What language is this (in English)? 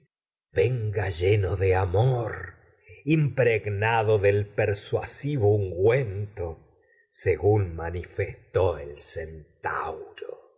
Spanish